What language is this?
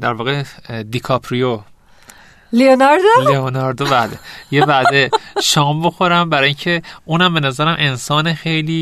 Persian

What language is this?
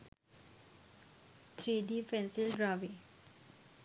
Sinhala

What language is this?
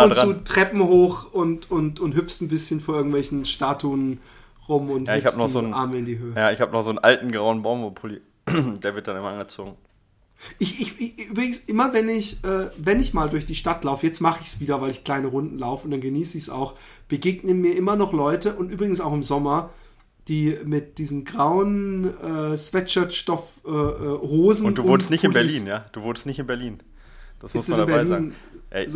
German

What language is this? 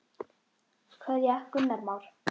Icelandic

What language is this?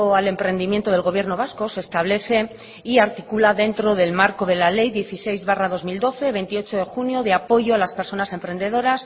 Spanish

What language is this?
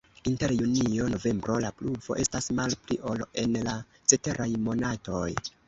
Esperanto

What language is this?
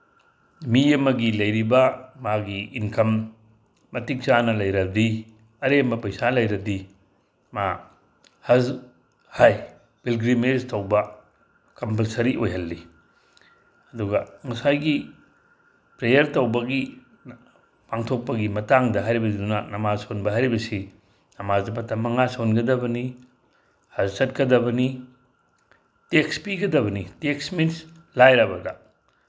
Manipuri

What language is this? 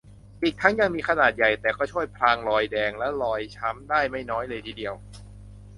Thai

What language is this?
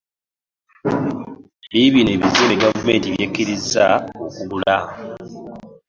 Ganda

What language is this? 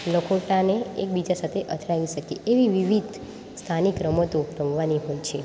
Gujarati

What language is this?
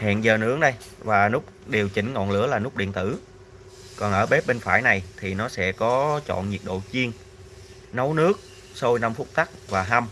Vietnamese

